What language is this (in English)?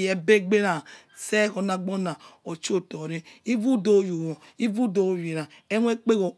Yekhee